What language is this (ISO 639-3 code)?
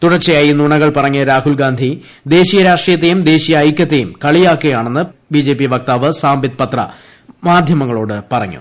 mal